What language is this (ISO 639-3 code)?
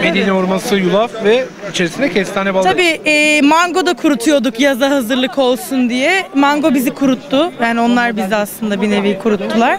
tur